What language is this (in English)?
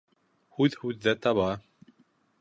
Bashkir